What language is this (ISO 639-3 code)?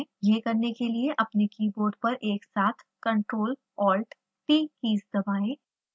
hin